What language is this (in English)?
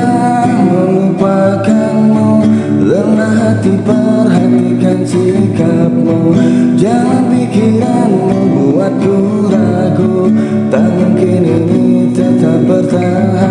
Indonesian